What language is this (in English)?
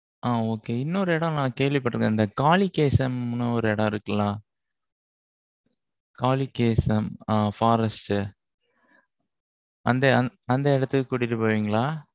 Tamil